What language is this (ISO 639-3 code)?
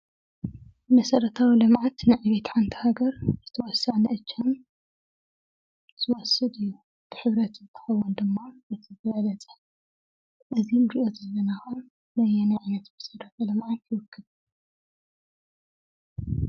tir